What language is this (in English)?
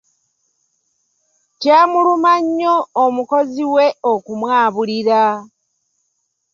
Ganda